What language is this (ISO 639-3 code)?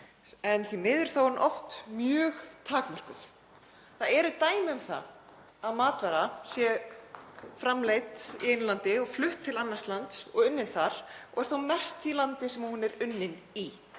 isl